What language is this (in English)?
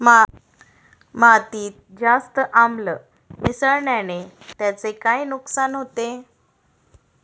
Marathi